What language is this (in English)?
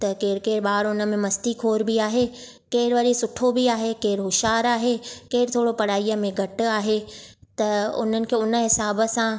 Sindhi